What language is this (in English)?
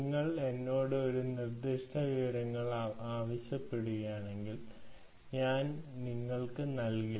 Malayalam